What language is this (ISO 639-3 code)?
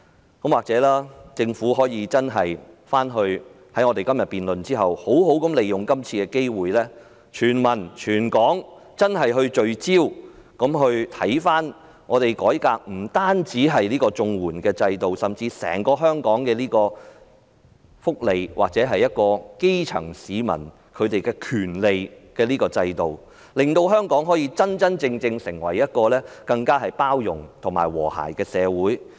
yue